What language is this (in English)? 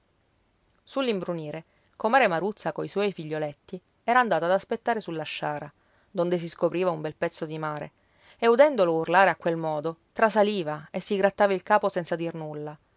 Italian